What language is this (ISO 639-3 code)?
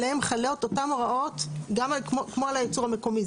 heb